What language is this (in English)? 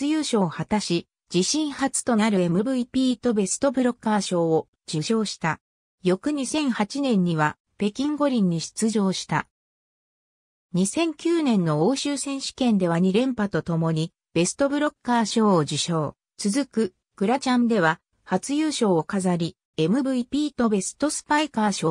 Japanese